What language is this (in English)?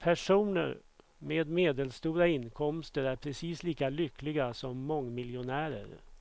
Swedish